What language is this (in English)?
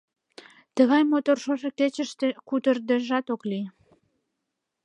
Mari